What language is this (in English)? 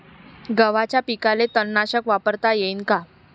Marathi